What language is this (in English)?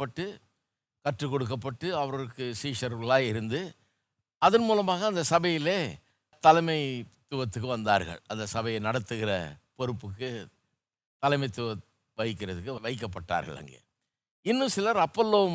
Tamil